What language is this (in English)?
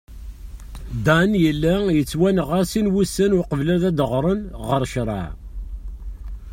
Kabyle